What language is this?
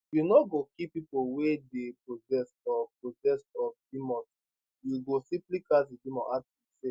Nigerian Pidgin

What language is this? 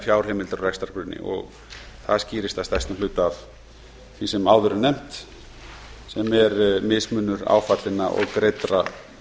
Icelandic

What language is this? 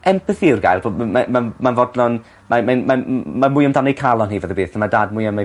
Welsh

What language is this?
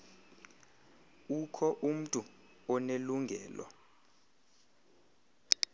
Xhosa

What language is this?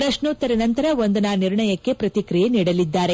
Kannada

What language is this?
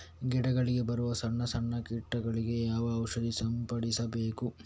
Kannada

